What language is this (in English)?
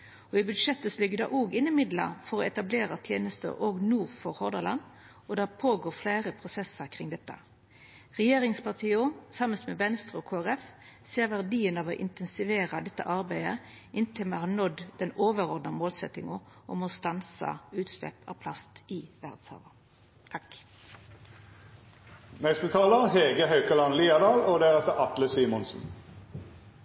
Norwegian Nynorsk